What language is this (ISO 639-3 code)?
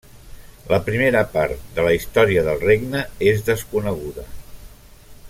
cat